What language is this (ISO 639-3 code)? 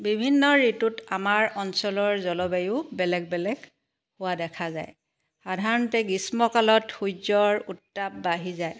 asm